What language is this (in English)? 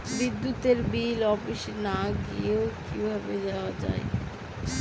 Bangla